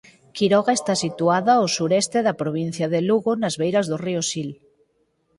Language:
Galician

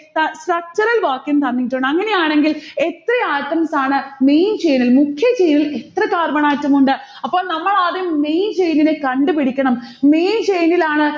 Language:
Malayalam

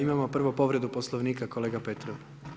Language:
Croatian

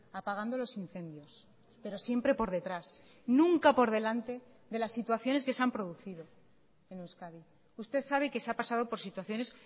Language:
Spanish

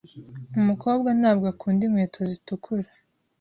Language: Kinyarwanda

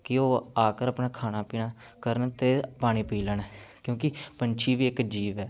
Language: Punjabi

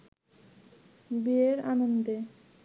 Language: Bangla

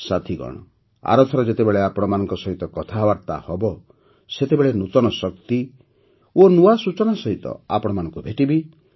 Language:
Odia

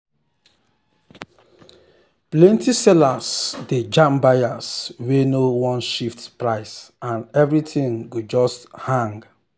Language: Nigerian Pidgin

